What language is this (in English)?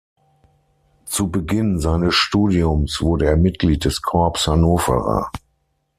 German